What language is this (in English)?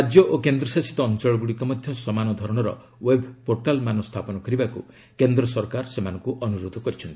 Odia